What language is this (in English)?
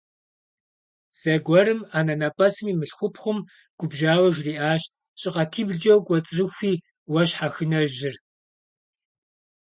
Kabardian